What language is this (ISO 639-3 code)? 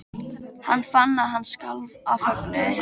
isl